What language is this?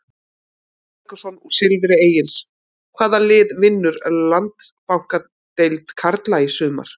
Icelandic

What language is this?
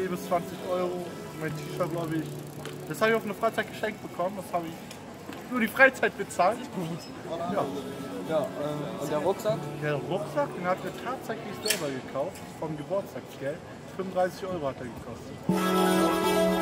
German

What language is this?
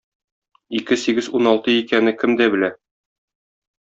Tatar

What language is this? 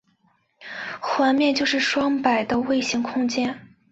Chinese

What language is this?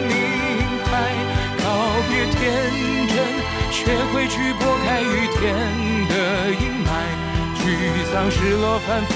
Chinese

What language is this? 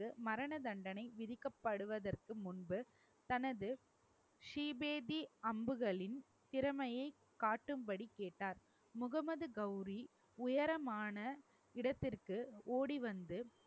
Tamil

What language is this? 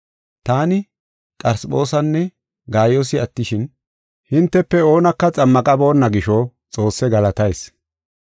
Gofa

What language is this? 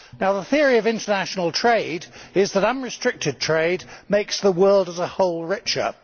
English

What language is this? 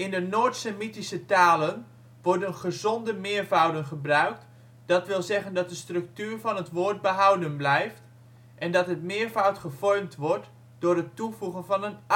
Dutch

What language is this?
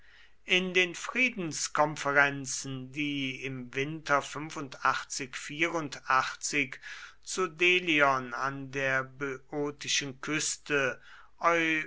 German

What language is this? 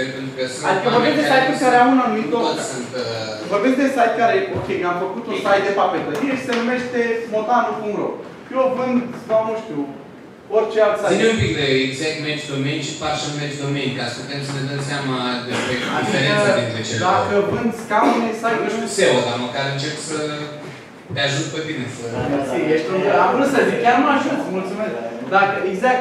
Romanian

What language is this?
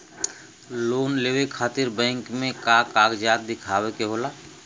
Bhojpuri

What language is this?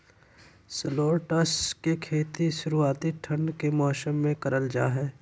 Magahi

